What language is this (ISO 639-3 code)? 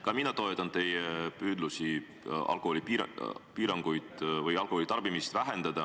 est